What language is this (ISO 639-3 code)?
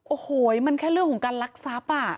tha